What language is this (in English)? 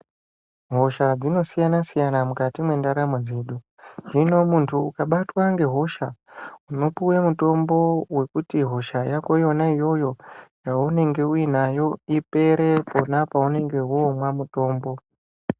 Ndau